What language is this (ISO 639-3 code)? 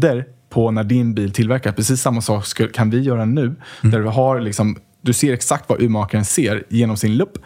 swe